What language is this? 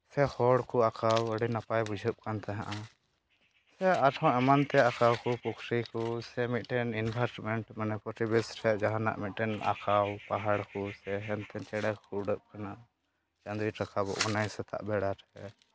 Santali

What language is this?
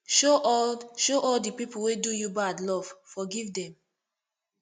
Nigerian Pidgin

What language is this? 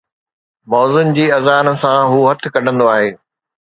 Sindhi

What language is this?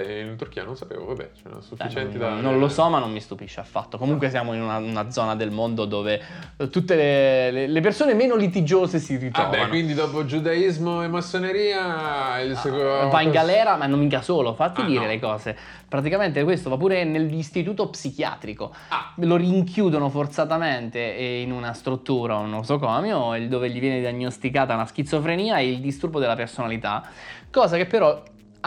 Italian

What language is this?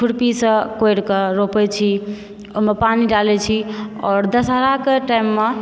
Maithili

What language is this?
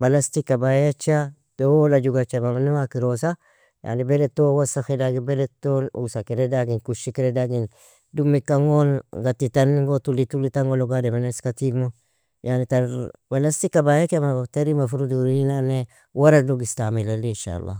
Nobiin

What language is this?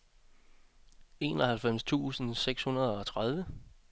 Danish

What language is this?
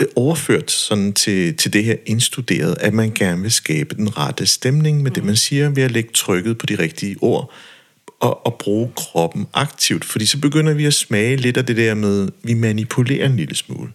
Danish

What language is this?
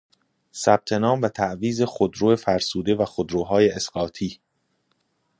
Persian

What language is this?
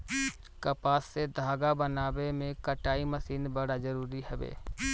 Bhojpuri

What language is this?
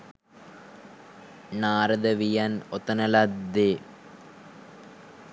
Sinhala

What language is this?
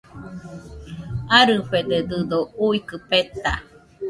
Nüpode Huitoto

